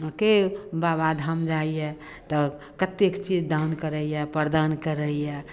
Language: Maithili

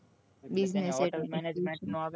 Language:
Gujarati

